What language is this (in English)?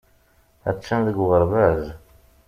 Kabyle